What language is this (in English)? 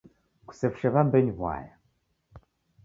Taita